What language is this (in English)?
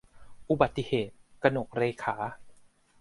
Thai